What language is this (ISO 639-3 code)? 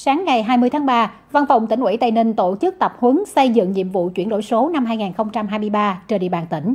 vie